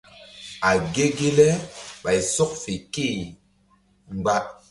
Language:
Mbum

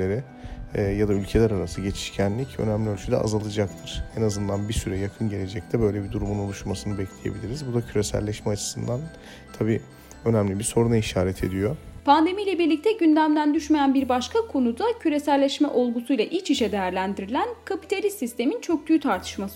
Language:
Turkish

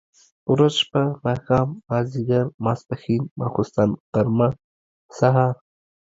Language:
Pashto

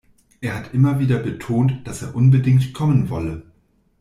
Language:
German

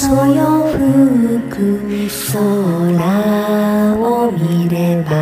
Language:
Japanese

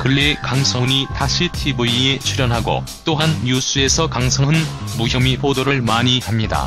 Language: Korean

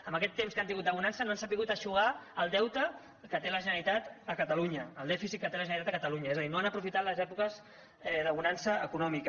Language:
Catalan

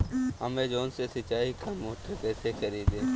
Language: Hindi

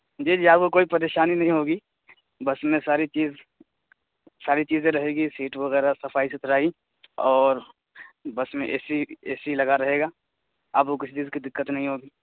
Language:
Urdu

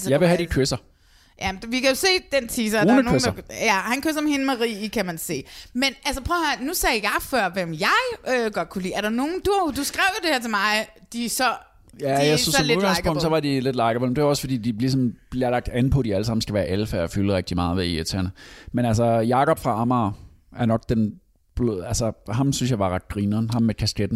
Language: Danish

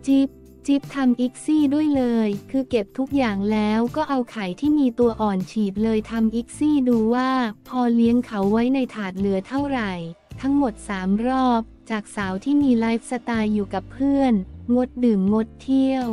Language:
Thai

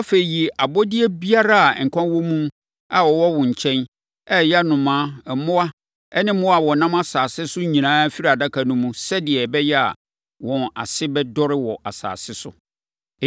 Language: Akan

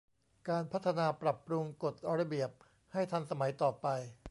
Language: Thai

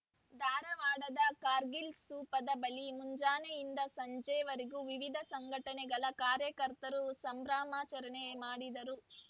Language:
Kannada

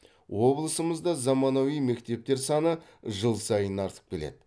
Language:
Kazakh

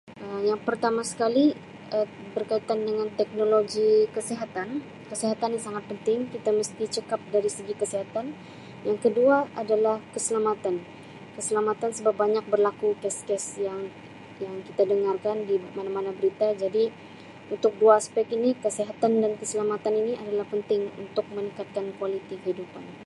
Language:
Sabah Malay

